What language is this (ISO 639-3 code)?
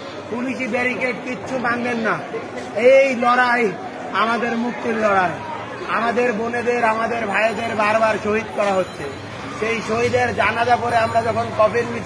ben